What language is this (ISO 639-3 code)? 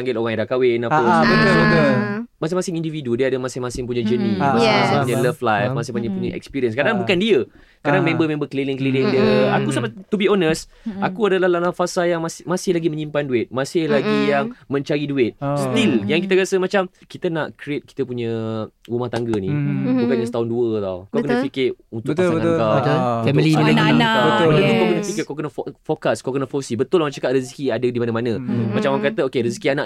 msa